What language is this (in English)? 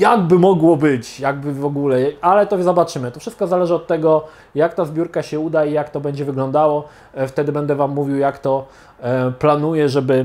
Polish